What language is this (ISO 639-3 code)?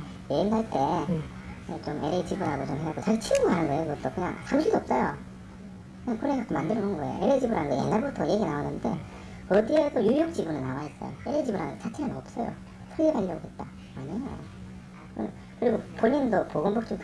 kor